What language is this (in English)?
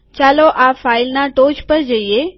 Gujarati